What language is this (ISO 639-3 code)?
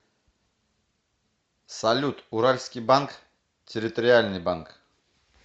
rus